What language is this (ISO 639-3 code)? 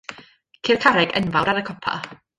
cym